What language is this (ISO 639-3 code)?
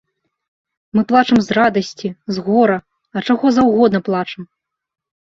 bel